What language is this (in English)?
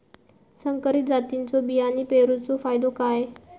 Marathi